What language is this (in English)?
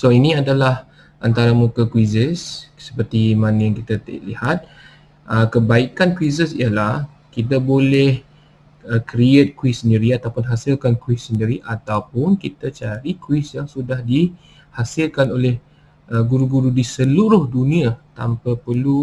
Malay